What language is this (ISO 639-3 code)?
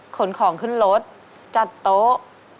tha